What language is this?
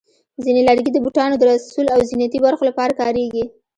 Pashto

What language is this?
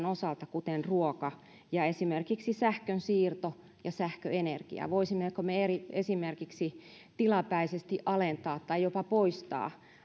Finnish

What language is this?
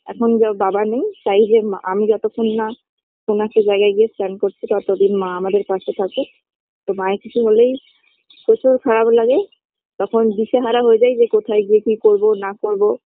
Bangla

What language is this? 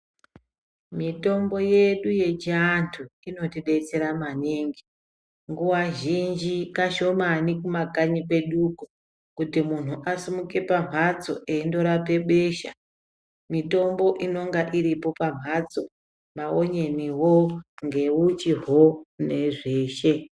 Ndau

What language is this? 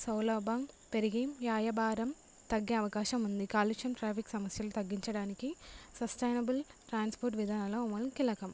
Telugu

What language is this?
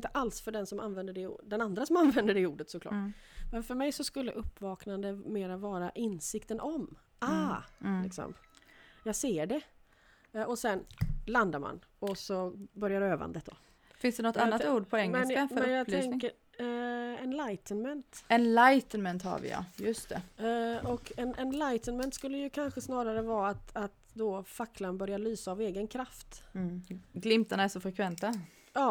Swedish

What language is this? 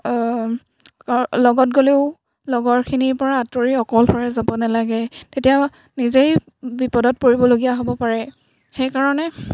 Assamese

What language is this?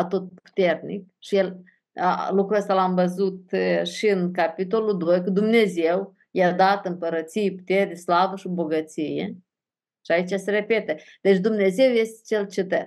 Romanian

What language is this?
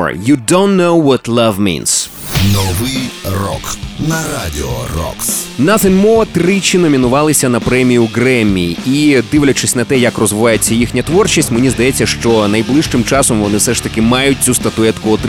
Ukrainian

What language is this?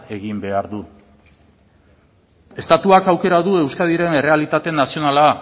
Basque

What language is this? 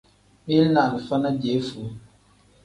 Tem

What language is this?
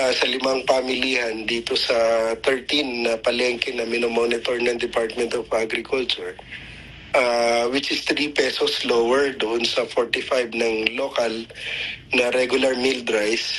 Filipino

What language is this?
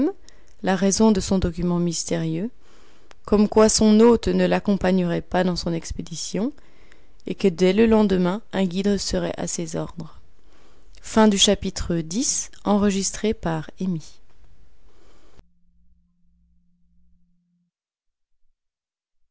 French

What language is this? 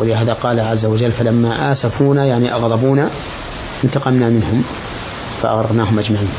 Arabic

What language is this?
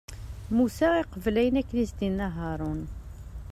Kabyle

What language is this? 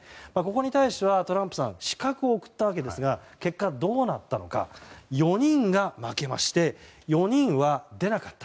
Japanese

